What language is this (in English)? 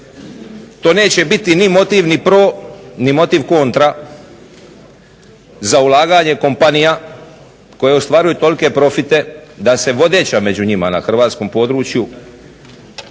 Croatian